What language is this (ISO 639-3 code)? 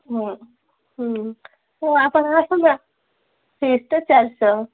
ori